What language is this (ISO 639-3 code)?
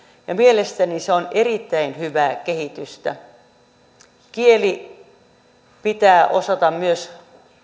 fin